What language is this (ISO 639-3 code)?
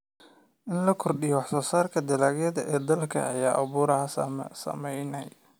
som